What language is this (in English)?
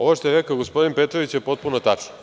Serbian